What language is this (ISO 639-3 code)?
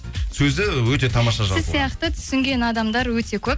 kaz